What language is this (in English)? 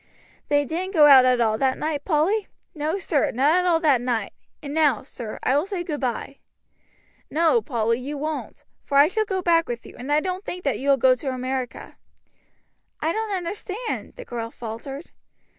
English